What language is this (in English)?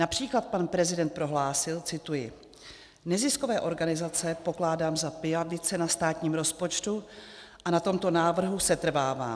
Czech